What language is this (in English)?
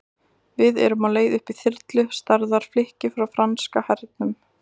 Icelandic